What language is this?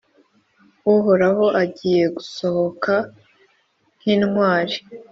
Kinyarwanda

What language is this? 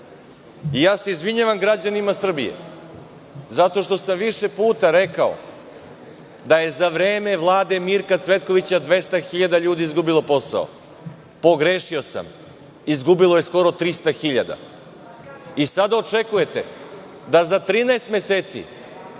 Serbian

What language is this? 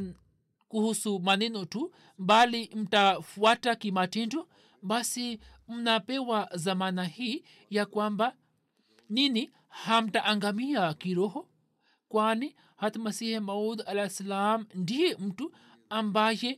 Swahili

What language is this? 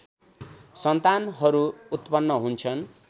Nepali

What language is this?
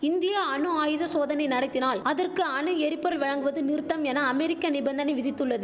Tamil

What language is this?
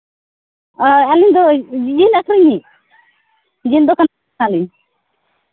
Santali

